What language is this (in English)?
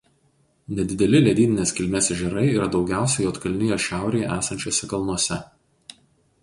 Lithuanian